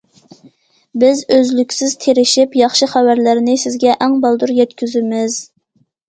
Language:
Uyghur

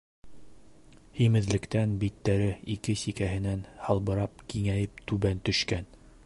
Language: Bashkir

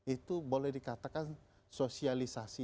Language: Indonesian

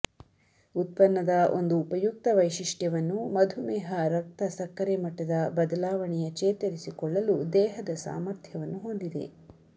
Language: Kannada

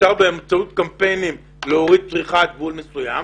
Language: Hebrew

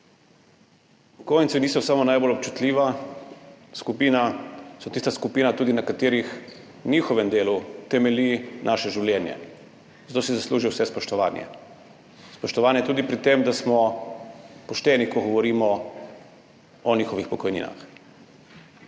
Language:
Slovenian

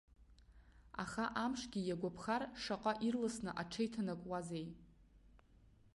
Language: Abkhazian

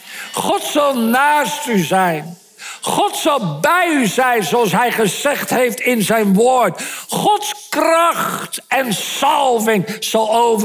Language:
Dutch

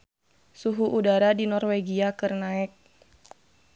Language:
Sundanese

